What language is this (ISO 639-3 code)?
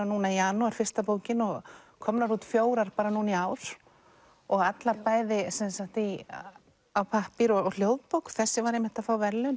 isl